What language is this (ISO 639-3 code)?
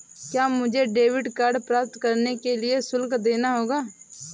hin